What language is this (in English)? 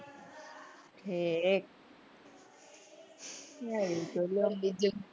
Gujarati